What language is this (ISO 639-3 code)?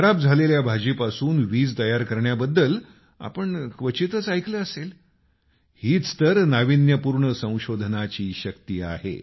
mar